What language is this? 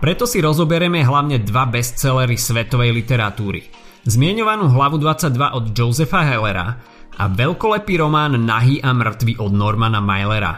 Slovak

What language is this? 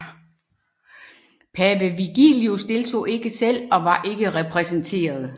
Danish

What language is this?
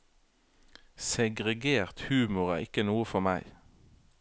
Norwegian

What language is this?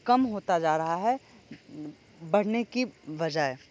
Hindi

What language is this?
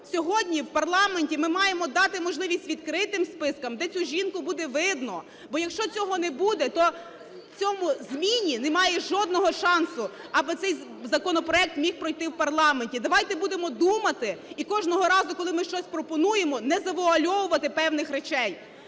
Ukrainian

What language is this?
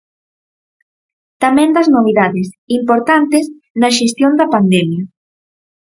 Galician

